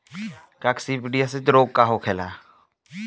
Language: Bhojpuri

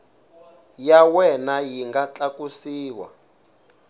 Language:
Tsonga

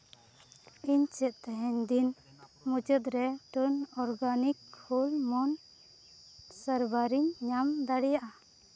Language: Santali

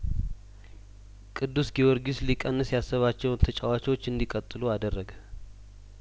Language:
Amharic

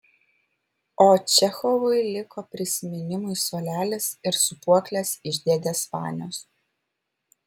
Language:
Lithuanian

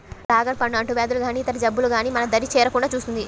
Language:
Telugu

